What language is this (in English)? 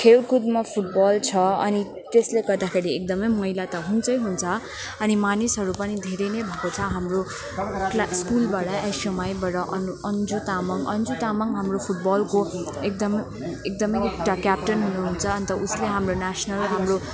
Nepali